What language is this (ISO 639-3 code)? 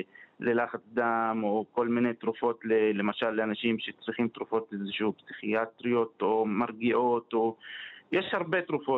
heb